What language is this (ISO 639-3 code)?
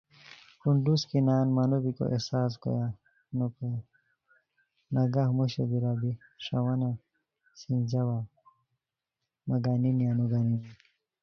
khw